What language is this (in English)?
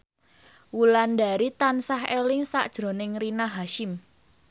Javanese